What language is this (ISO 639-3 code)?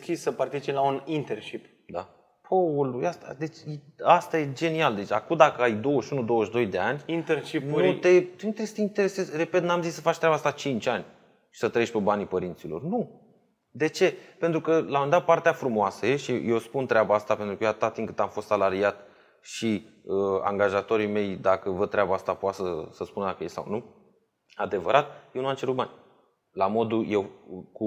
ron